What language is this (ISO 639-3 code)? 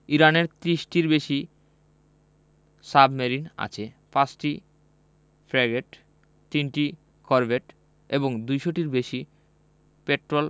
ben